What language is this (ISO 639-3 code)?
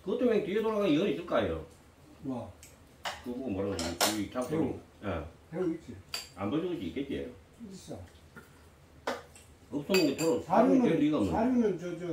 kor